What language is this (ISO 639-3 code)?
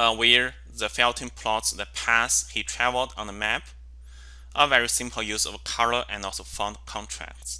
eng